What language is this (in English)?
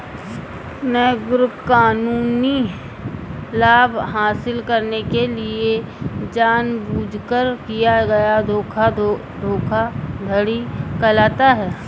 Hindi